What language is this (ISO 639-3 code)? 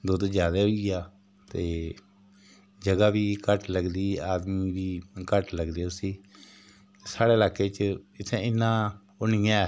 doi